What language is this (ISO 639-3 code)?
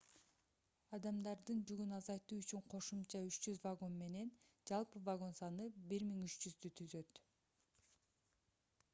kir